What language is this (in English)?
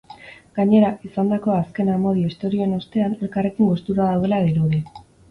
Basque